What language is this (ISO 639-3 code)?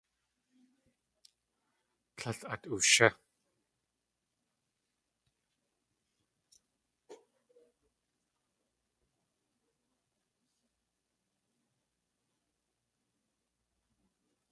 tli